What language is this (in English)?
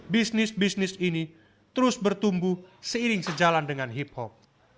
Indonesian